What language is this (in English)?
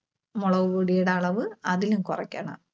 Malayalam